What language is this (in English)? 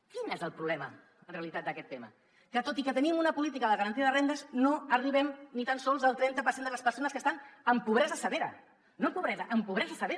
Catalan